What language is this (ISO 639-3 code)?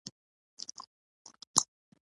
pus